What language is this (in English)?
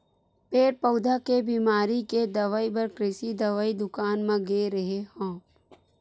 Chhattisgarhi